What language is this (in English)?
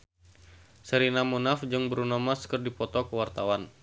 Sundanese